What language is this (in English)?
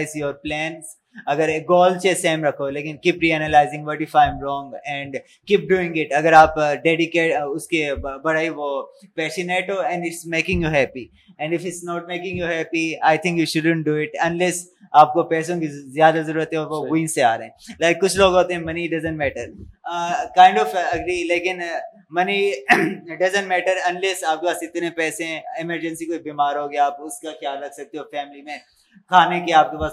Urdu